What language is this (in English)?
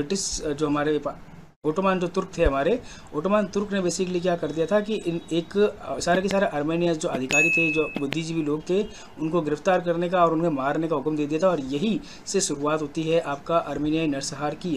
Hindi